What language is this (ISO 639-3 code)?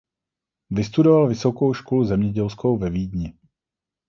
ces